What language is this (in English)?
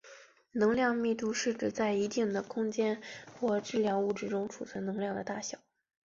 Chinese